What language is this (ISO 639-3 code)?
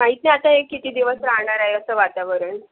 mar